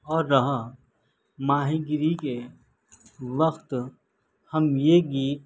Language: Urdu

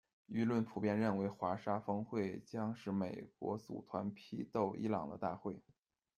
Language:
Chinese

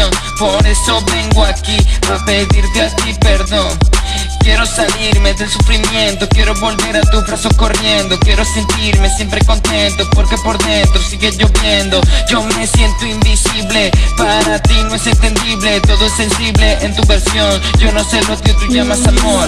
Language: Dutch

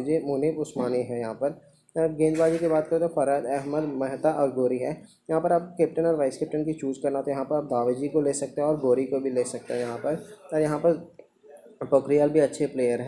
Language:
Hindi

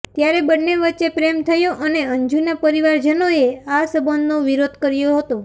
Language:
Gujarati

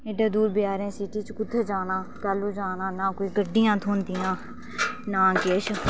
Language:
Dogri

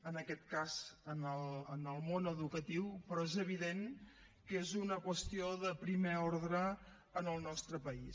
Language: Catalan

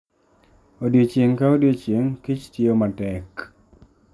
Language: Luo (Kenya and Tanzania)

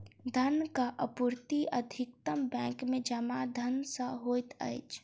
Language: Maithili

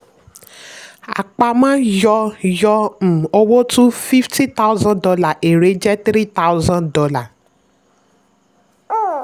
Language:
Yoruba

